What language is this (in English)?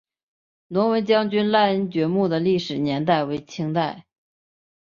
Chinese